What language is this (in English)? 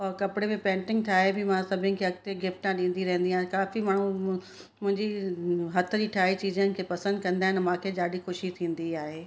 Sindhi